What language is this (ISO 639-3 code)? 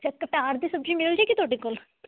pan